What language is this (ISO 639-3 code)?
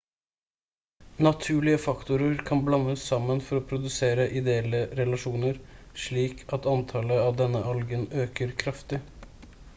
nob